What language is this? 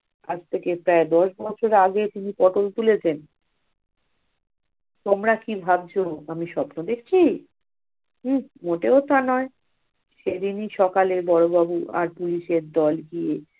Bangla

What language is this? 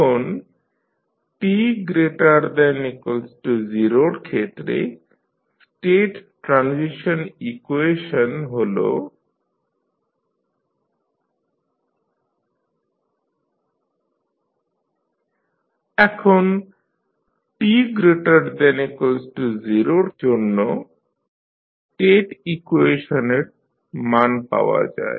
Bangla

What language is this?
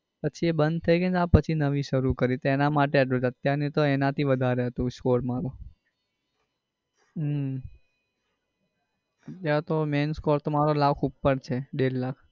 Gujarati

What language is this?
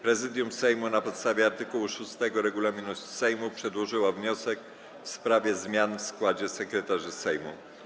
Polish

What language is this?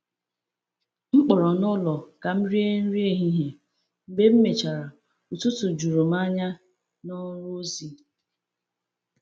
Igbo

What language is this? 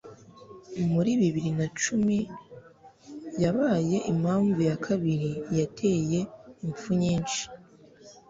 Kinyarwanda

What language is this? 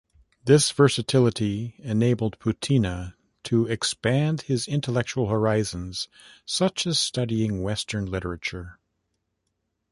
English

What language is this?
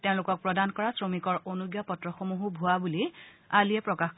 Assamese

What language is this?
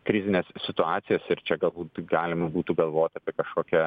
Lithuanian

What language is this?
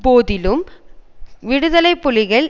Tamil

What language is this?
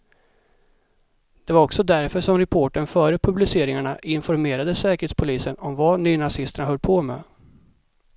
Swedish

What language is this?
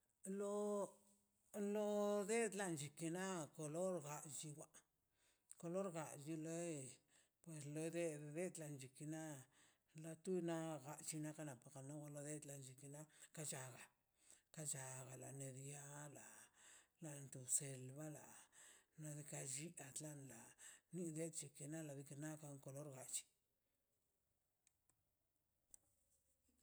Mazaltepec Zapotec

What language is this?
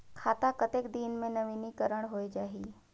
Chhattisgarhi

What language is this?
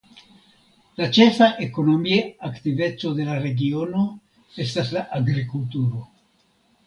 Esperanto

